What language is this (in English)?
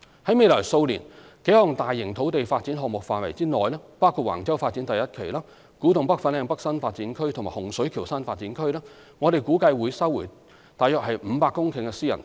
Cantonese